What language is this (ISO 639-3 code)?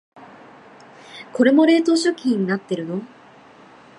jpn